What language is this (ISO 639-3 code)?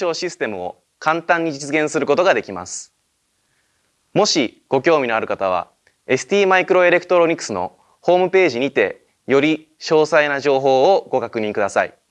jpn